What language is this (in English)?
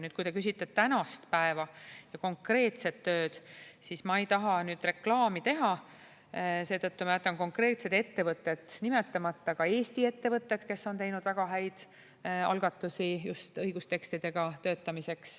Estonian